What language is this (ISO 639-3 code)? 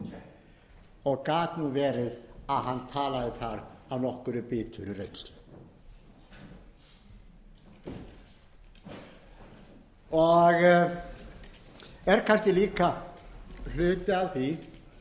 isl